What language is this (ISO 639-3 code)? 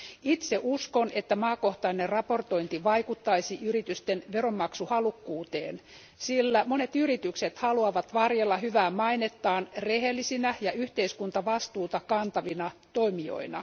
fin